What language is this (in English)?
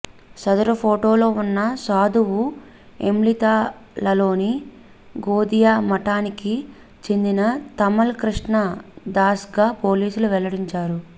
Telugu